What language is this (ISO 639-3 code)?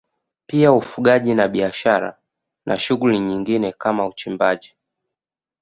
swa